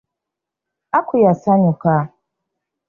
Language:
Ganda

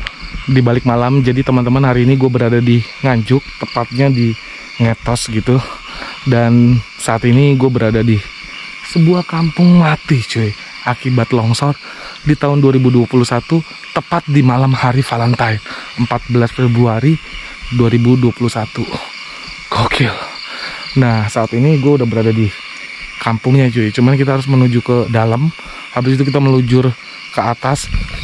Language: Indonesian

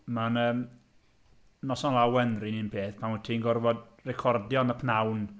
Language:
Welsh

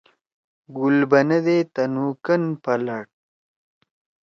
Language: Torwali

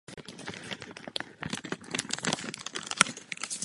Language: Czech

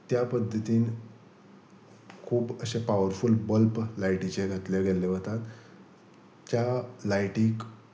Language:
Konkani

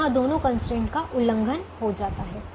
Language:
Hindi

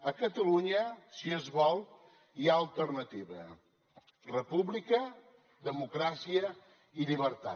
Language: Catalan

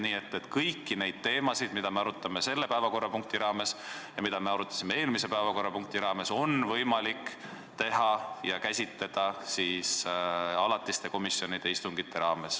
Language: Estonian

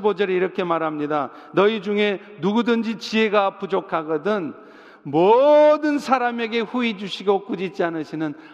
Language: Korean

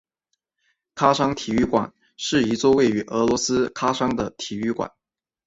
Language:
Chinese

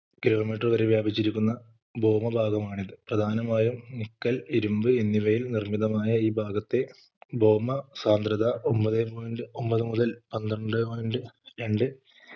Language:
Malayalam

